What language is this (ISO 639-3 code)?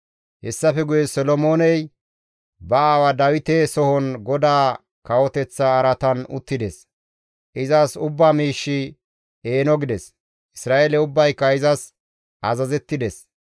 gmv